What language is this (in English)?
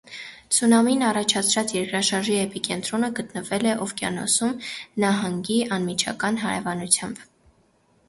Armenian